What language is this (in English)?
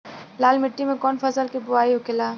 Bhojpuri